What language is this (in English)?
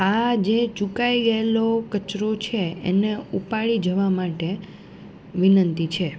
Gujarati